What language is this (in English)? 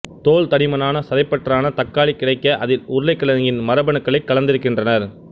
Tamil